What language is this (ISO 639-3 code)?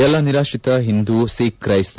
kan